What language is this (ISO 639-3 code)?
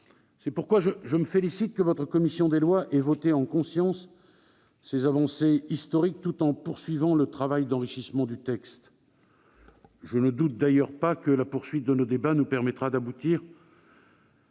fra